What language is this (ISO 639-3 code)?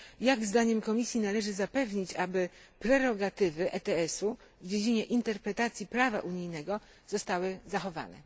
pol